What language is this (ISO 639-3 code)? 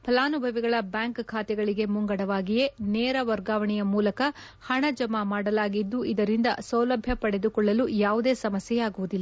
kan